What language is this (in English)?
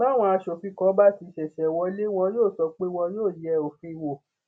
Yoruba